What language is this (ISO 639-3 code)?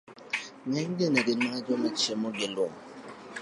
luo